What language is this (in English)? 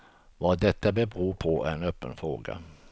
Swedish